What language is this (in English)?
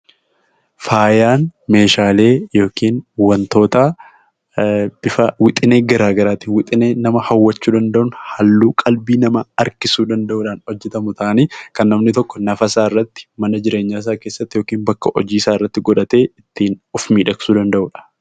Oromo